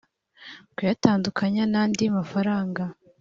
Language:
Kinyarwanda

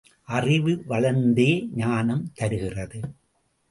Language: Tamil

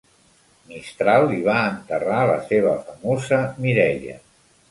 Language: Catalan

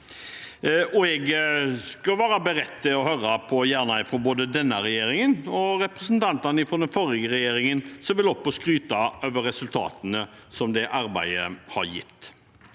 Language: Norwegian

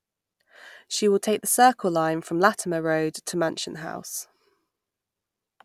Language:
English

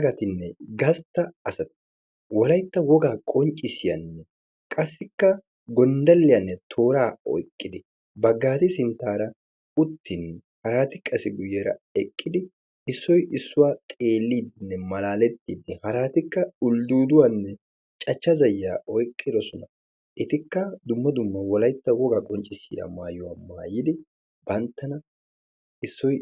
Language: Wolaytta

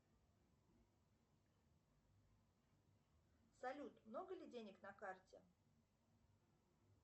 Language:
Russian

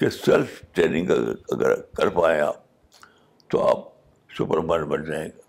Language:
Urdu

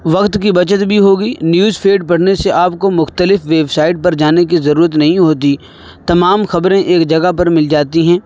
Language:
Urdu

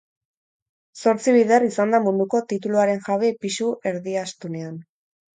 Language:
Basque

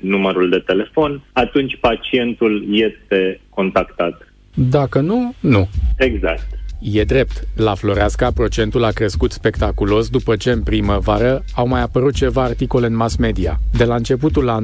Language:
Romanian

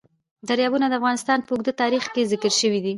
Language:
Pashto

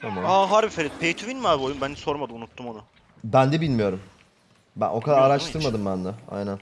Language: Turkish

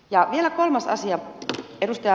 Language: Finnish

